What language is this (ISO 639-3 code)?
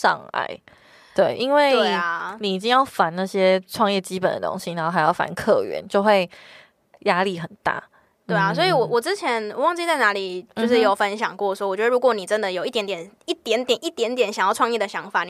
zho